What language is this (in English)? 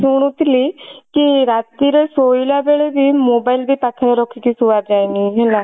Odia